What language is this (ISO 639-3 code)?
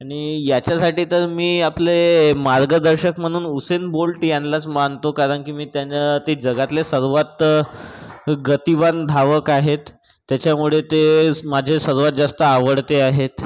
mar